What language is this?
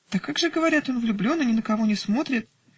Russian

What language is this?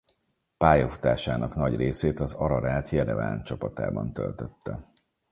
Hungarian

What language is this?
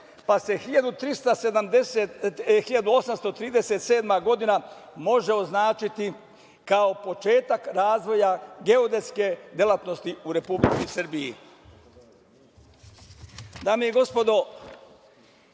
Serbian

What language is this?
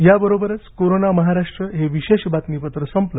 Marathi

